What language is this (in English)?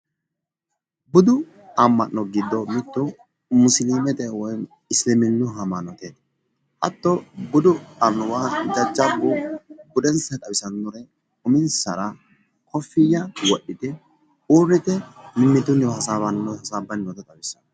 Sidamo